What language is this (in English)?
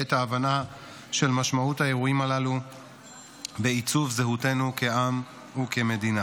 Hebrew